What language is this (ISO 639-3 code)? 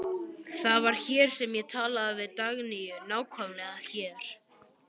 isl